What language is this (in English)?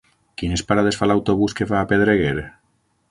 Catalan